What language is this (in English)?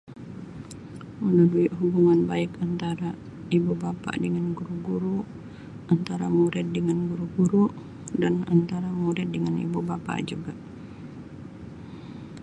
Sabah Malay